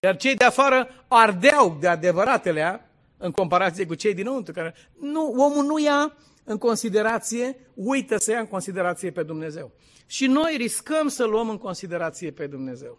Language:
Romanian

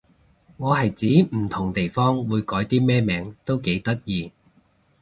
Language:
Cantonese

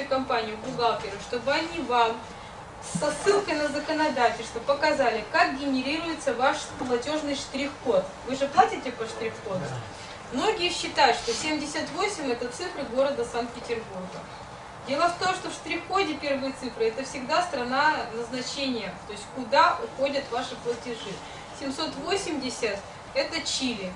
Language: Russian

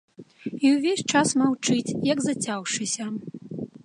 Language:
Belarusian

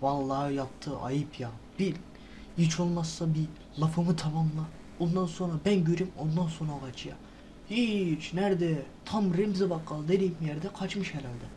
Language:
Turkish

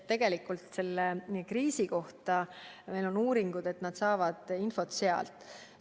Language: Estonian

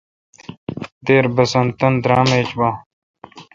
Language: Kalkoti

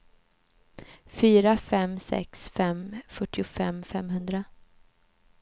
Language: Swedish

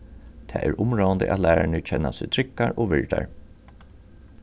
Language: Faroese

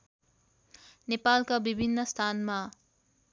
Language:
Nepali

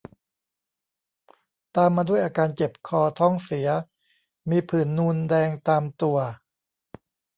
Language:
Thai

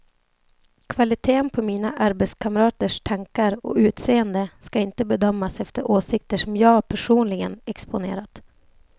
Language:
Swedish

